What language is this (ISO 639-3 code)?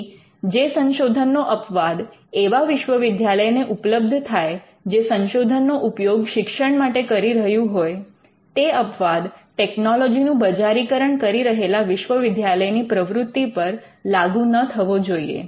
guj